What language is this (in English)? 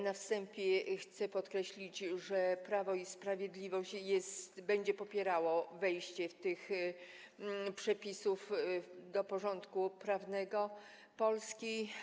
Polish